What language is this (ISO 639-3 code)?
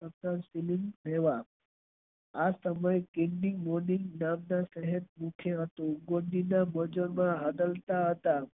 guj